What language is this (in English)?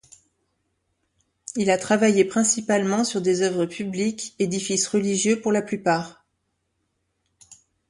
French